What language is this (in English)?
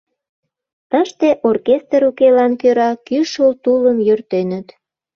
Mari